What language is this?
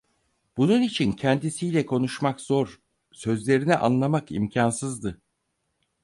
Turkish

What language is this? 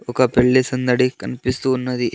Telugu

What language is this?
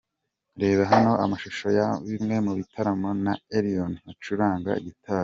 Kinyarwanda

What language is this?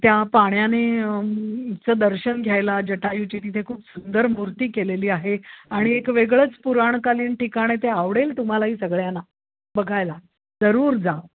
Marathi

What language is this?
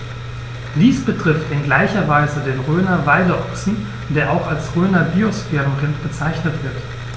German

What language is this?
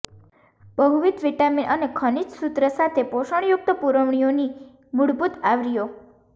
Gujarati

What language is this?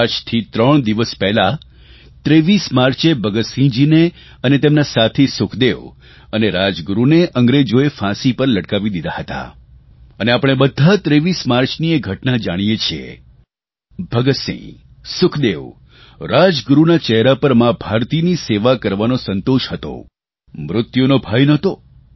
Gujarati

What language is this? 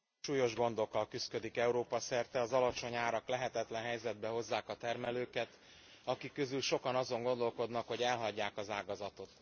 Hungarian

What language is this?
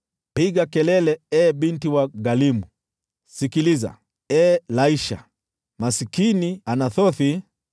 Swahili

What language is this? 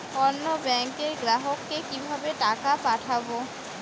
Bangla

